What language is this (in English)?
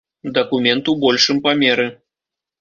Belarusian